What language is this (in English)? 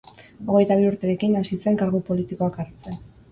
Basque